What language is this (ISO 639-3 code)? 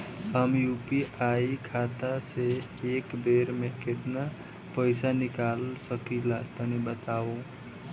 bho